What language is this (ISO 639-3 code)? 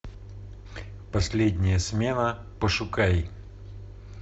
rus